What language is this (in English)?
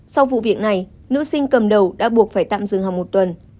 Vietnamese